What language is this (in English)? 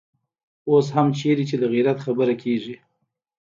Pashto